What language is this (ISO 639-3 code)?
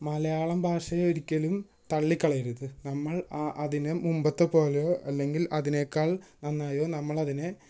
mal